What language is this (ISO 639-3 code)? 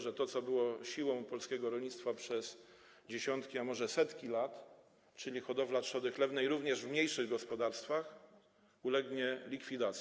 pol